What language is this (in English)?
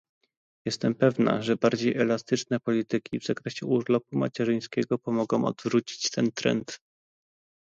Polish